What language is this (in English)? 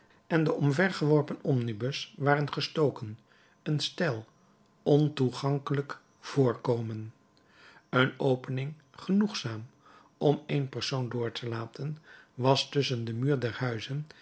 Dutch